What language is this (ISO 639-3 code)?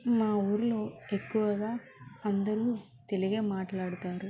tel